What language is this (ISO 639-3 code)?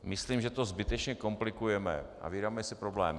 ces